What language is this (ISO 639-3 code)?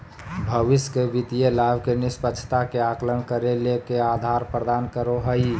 mag